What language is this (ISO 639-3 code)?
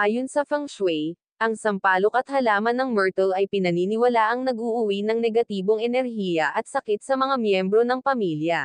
fil